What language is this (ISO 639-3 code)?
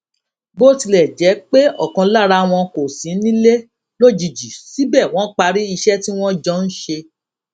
yor